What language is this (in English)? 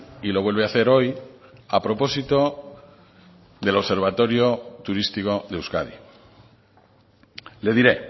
Spanish